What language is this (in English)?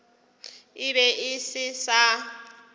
Northern Sotho